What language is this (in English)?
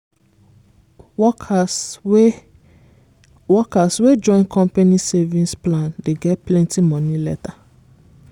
Nigerian Pidgin